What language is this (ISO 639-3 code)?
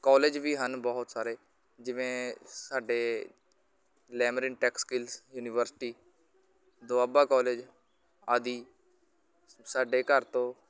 pan